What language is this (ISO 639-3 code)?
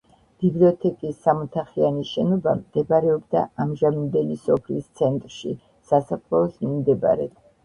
kat